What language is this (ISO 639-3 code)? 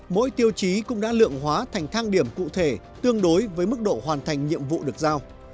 vie